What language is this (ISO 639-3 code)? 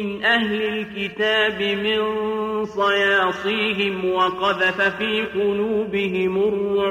ara